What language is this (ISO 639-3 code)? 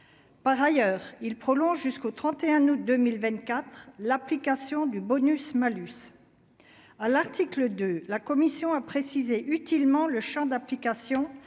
fra